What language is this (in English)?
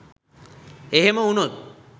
Sinhala